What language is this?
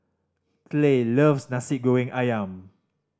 English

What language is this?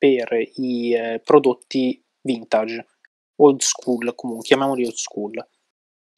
Italian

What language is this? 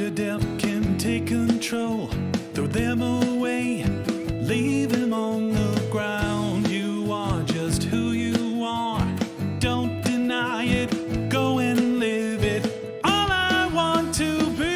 English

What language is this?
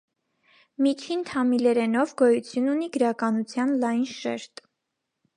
Armenian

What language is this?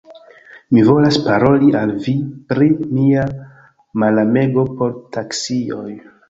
Esperanto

